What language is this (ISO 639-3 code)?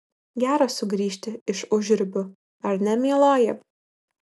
lit